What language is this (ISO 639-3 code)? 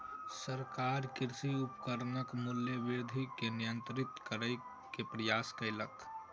mai